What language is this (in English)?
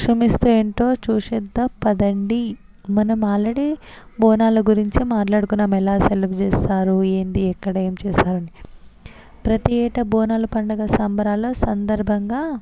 Telugu